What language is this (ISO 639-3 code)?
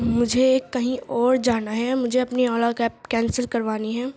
urd